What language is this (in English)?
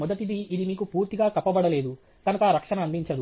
Telugu